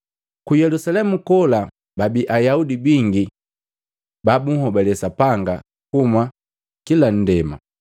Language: Matengo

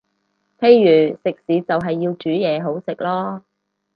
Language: Cantonese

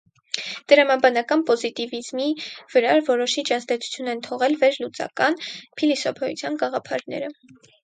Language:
Armenian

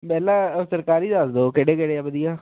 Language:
Punjabi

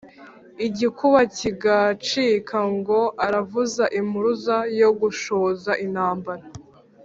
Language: Kinyarwanda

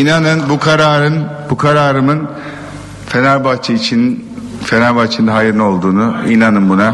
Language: Turkish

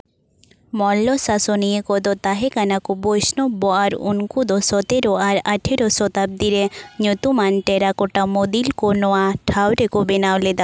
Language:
Santali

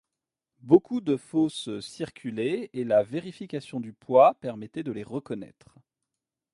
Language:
French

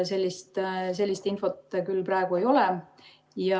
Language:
Estonian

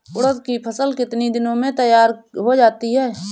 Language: Hindi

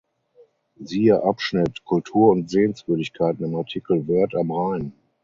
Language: German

